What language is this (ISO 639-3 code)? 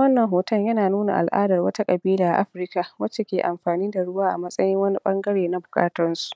hau